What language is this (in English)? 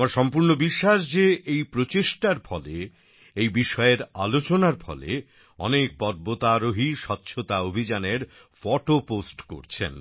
Bangla